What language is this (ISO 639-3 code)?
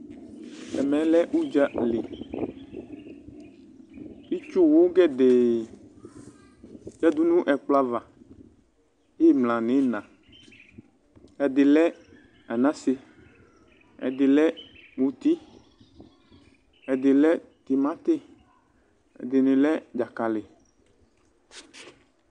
kpo